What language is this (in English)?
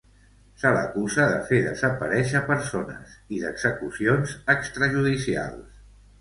Catalan